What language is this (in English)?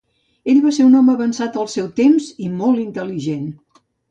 Catalan